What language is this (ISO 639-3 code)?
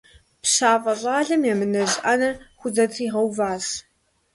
kbd